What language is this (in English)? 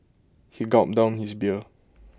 English